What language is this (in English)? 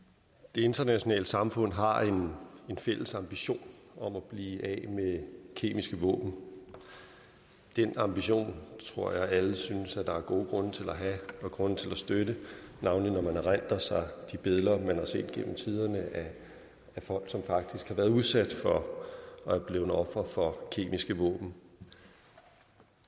Danish